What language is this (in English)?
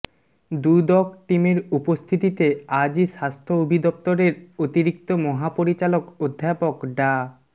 Bangla